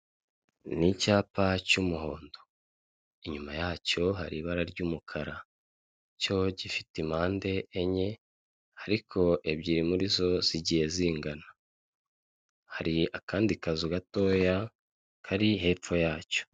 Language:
Kinyarwanda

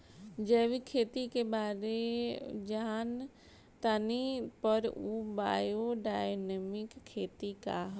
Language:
Bhojpuri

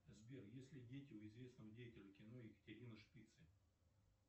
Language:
Russian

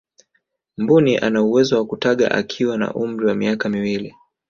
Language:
Swahili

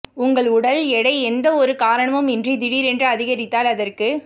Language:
Tamil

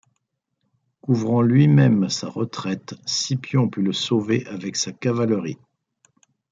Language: French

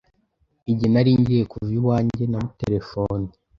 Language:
Kinyarwanda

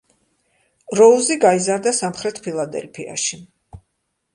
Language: Georgian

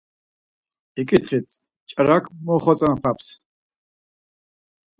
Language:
Laz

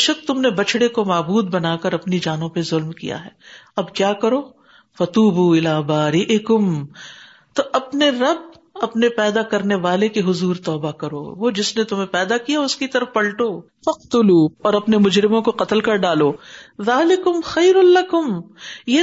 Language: Urdu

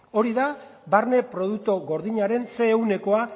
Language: Basque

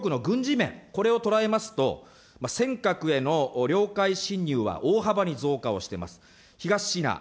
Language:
Japanese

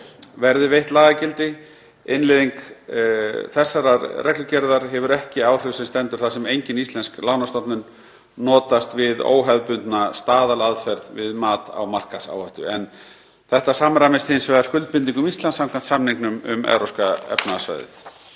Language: Icelandic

